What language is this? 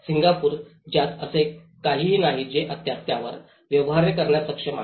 Marathi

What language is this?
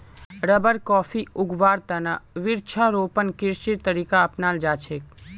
Magahi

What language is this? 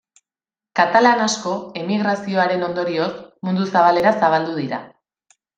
Basque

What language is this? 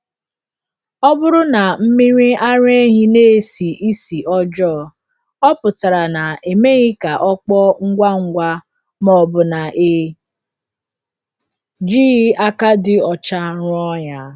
Igbo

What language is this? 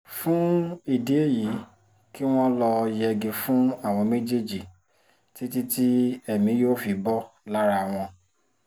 Yoruba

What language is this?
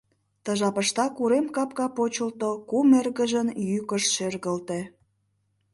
Mari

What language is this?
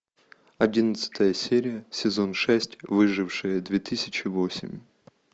Russian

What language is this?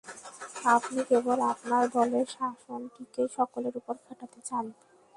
Bangla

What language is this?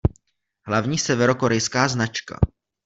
Czech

